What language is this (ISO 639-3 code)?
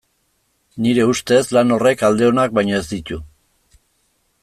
eus